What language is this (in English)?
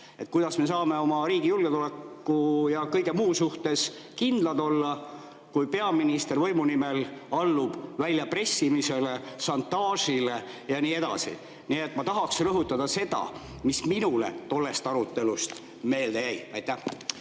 Estonian